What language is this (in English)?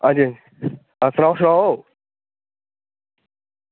Dogri